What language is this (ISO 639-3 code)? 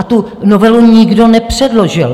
ces